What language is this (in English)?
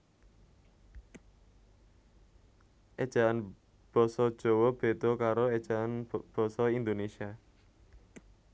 Javanese